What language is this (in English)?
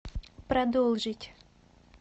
Russian